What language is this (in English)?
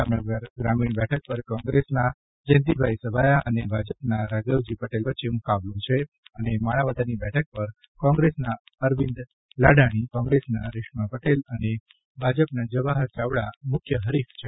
Gujarati